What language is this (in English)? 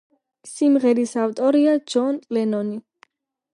Georgian